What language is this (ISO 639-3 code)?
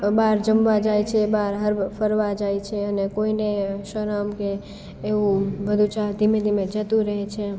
guj